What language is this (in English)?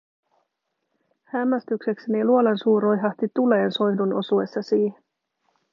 Finnish